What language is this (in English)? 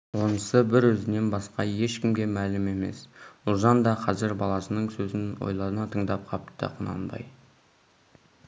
Kazakh